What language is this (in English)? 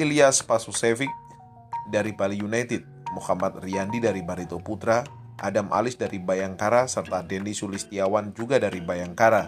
Indonesian